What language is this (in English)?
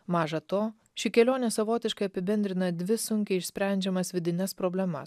Lithuanian